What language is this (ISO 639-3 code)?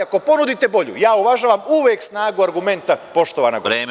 srp